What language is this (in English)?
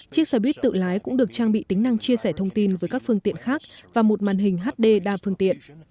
Vietnamese